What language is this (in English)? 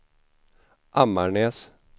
Swedish